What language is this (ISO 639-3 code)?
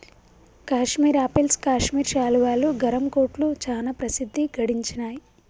tel